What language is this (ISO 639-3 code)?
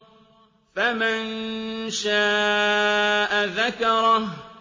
ara